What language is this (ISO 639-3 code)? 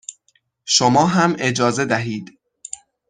fas